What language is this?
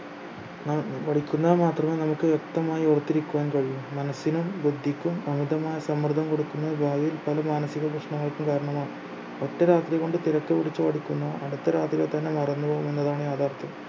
Malayalam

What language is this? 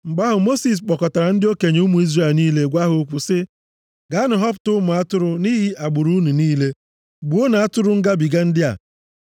Igbo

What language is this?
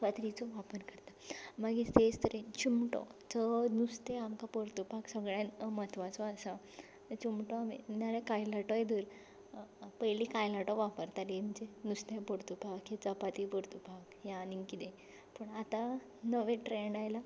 Konkani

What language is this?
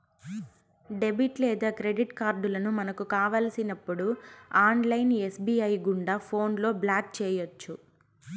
Telugu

